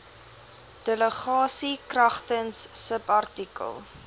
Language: Afrikaans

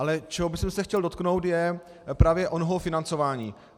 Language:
Czech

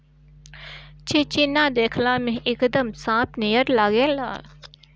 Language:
Bhojpuri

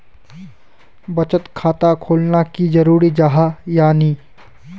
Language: Magahi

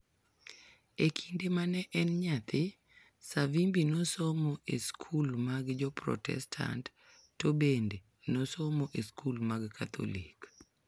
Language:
Luo (Kenya and Tanzania)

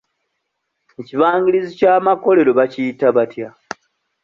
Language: Ganda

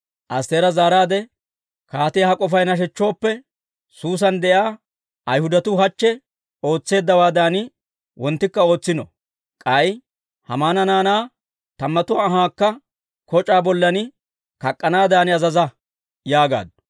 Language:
Dawro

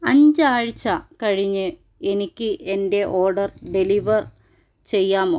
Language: Malayalam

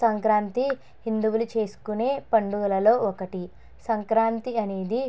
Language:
Telugu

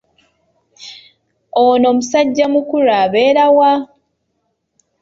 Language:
Ganda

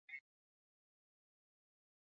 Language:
Swahili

